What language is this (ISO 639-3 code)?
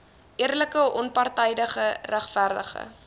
afr